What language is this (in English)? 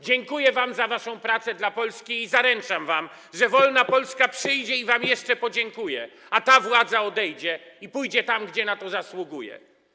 Polish